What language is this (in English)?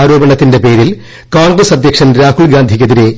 Malayalam